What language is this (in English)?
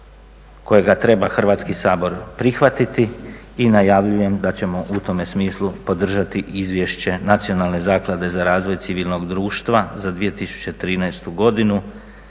Croatian